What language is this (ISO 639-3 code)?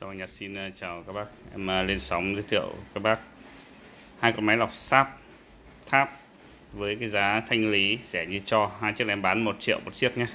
vie